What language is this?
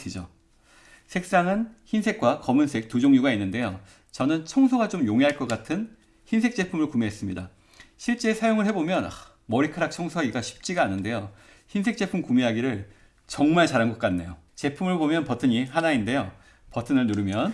Korean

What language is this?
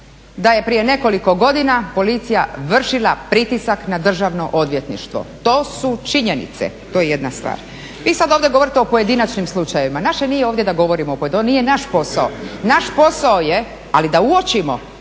Croatian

